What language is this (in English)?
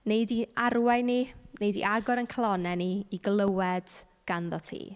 Welsh